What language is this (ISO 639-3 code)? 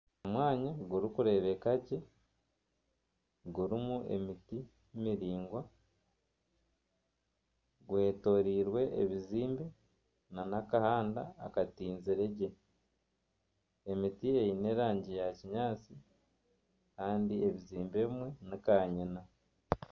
nyn